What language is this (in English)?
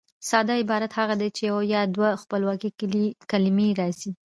Pashto